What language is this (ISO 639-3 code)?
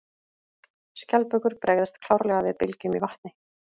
isl